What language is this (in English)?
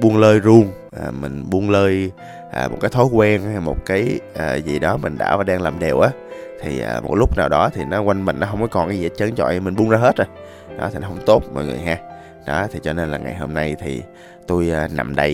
Vietnamese